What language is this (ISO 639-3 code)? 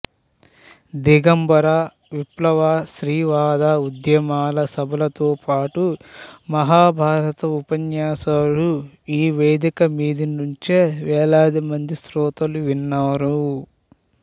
tel